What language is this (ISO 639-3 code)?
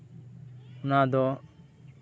sat